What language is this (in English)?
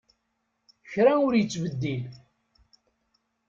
Kabyle